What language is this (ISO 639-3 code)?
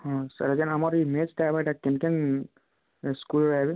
ori